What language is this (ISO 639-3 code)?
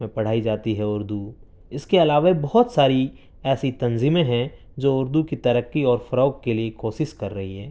urd